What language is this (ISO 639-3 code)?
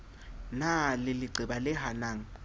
sot